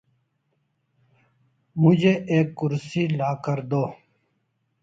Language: Urdu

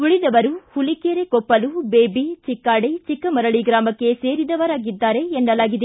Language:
Kannada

